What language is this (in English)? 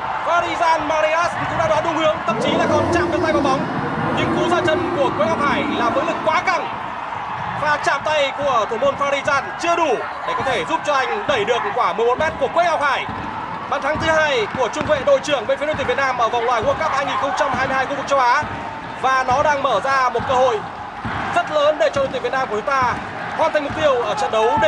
Vietnamese